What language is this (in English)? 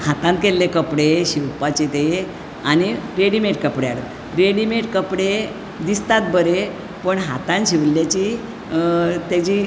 Konkani